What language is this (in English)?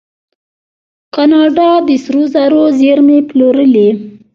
Pashto